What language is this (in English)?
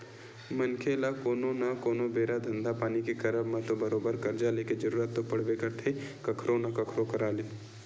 Chhattisgarhi